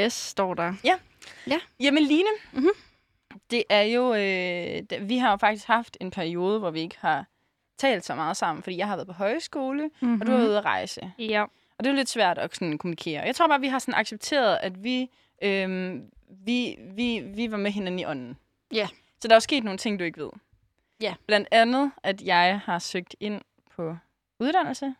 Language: Danish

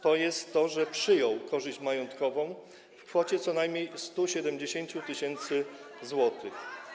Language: Polish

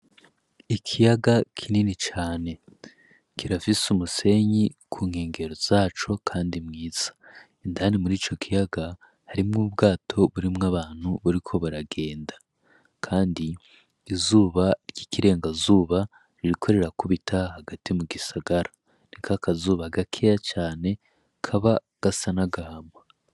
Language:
Rundi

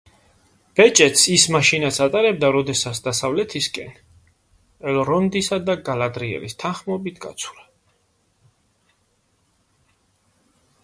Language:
Georgian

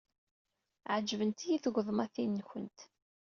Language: Kabyle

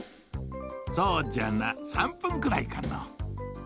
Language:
Japanese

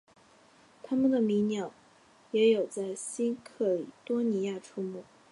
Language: Chinese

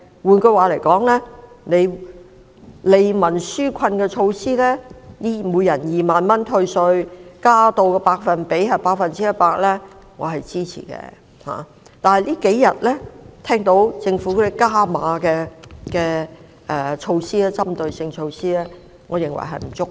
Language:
Cantonese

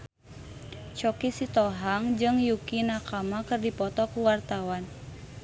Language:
Sundanese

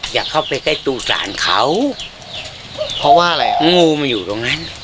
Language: Thai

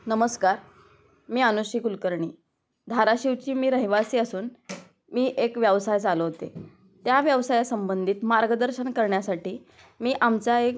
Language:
Marathi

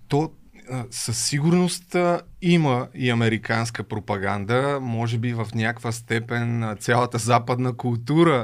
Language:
Bulgarian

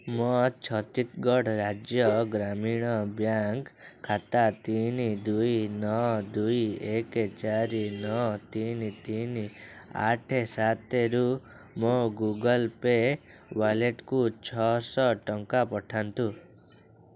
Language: Odia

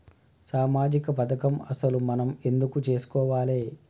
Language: Telugu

